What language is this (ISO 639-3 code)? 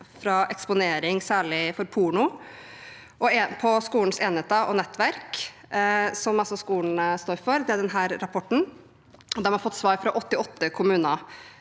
nor